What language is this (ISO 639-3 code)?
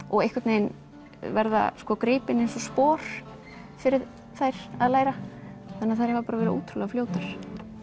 isl